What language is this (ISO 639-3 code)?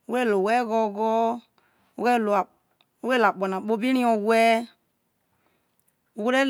iso